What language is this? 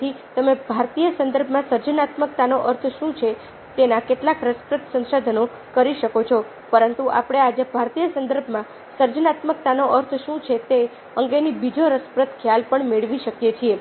Gujarati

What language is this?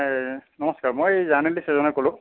Assamese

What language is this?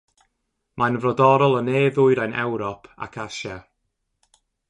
Welsh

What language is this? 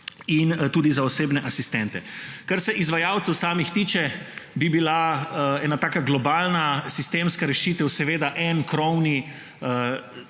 Slovenian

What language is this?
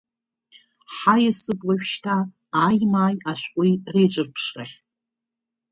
Abkhazian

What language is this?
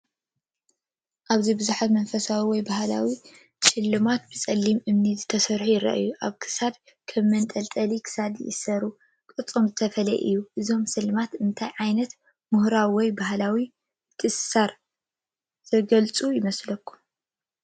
Tigrinya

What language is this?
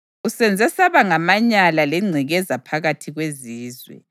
North Ndebele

